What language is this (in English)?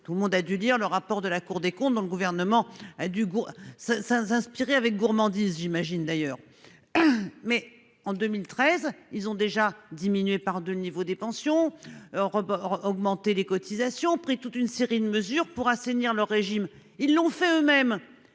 French